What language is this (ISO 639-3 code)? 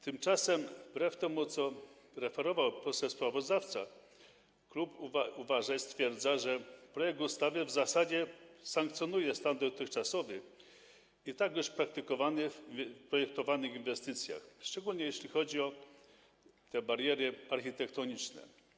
pol